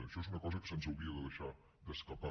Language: Catalan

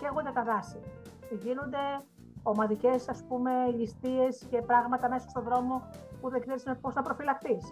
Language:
Greek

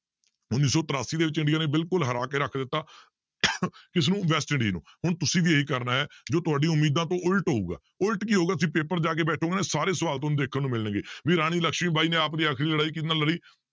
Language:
Punjabi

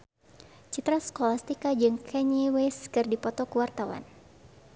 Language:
Sundanese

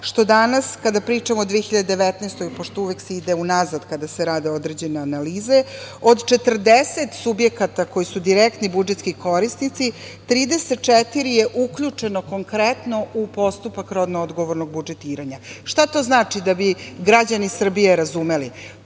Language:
Serbian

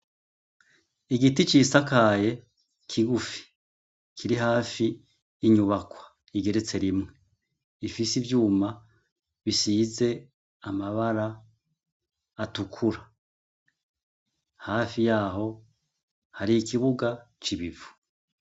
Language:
Rundi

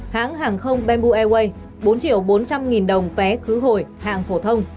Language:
Vietnamese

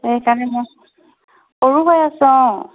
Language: Assamese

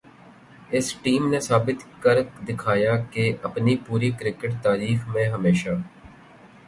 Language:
Urdu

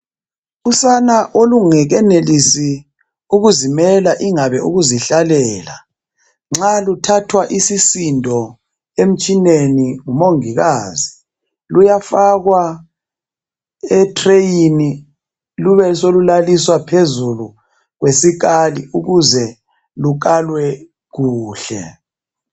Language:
North Ndebele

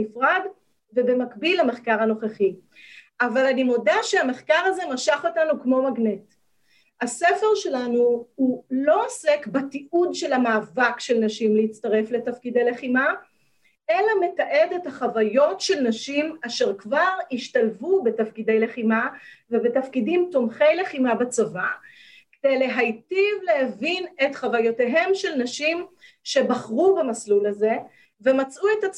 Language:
Hebrew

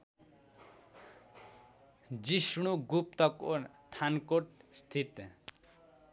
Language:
Nepali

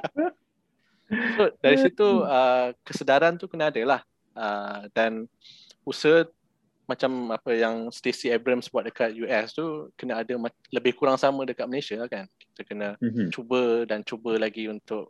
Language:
Malay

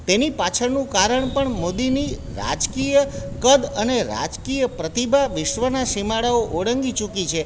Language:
Gujarati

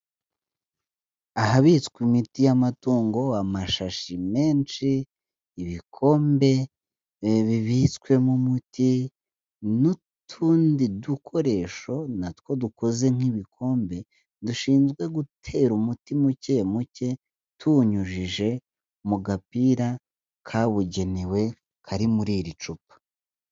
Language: Kinyarwanda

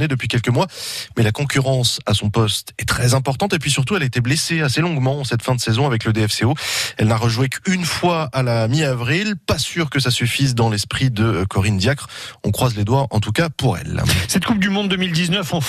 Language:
French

